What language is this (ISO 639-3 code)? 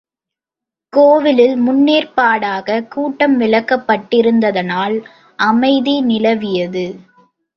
tam